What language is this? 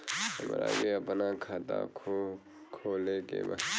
Bhojpuri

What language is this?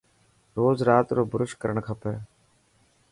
Dhatki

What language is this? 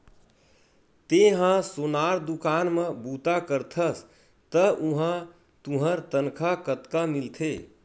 Chhattisgarhi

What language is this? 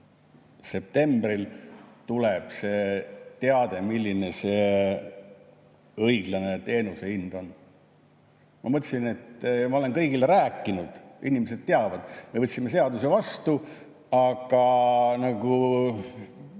Estonian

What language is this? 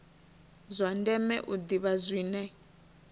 Venda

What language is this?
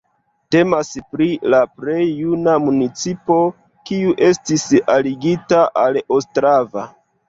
Esperanto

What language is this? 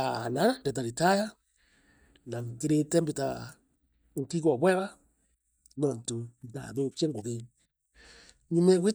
Meru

